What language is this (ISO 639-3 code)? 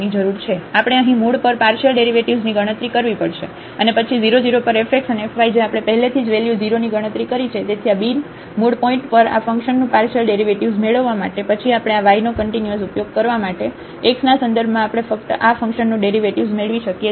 guj